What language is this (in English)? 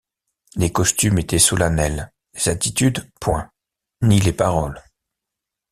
French